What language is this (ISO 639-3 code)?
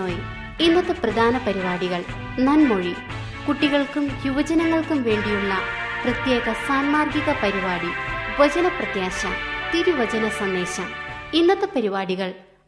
mal